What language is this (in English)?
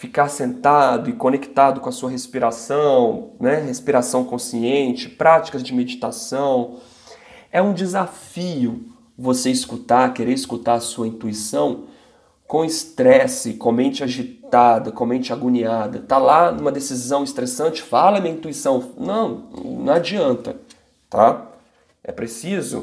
Portuguese